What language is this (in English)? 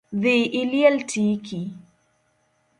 Luo (Kenya and Tanzania)